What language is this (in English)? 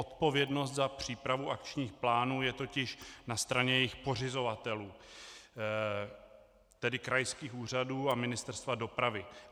Czech